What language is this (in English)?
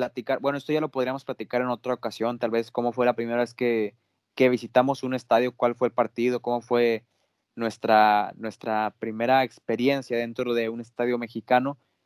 Spanish